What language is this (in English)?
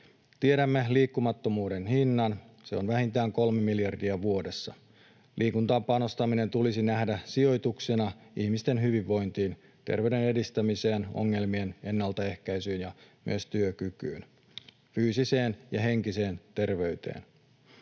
Finnish